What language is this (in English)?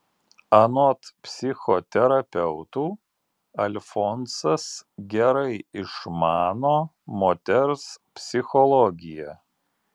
Lithuanian